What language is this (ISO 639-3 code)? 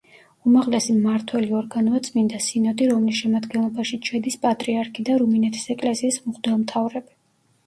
kat